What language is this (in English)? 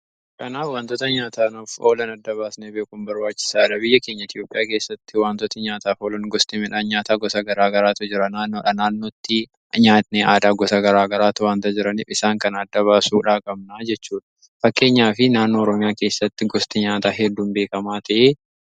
Oromo